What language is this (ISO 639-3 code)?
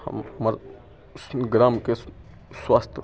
mai